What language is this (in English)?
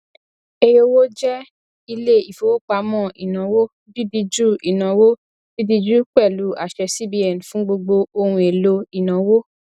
Yoruba